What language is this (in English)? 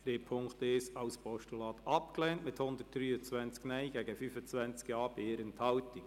Swiss German